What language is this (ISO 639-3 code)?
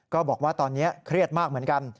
tha